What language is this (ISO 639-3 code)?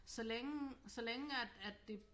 dan